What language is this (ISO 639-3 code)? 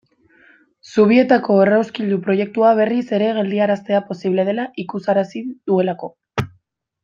eus